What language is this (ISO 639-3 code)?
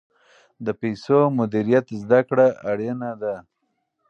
pus